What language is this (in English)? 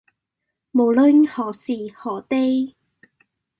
Cantonese